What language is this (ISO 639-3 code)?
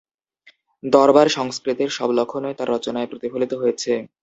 ben